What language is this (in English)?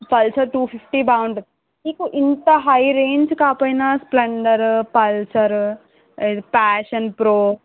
Telugu